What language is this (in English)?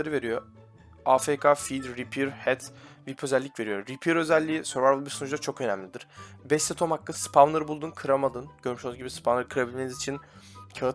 Turkish